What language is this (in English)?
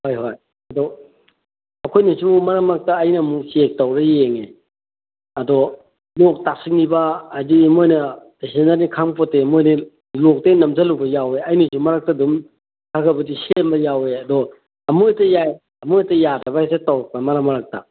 Manipuri